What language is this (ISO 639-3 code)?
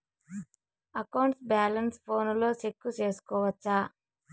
tel